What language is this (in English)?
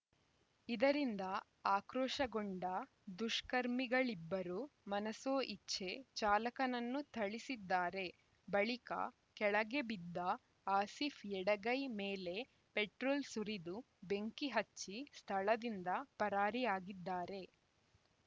Kannada